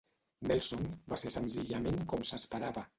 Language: Catalan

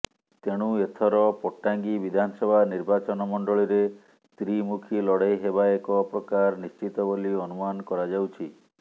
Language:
Odia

